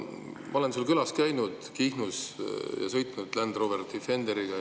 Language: Estonian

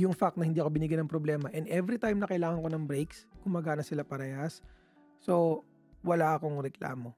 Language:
Filipino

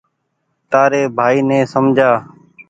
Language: Goaria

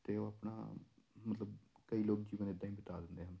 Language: Punjabi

